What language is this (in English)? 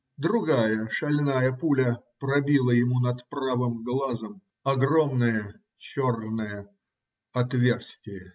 Russian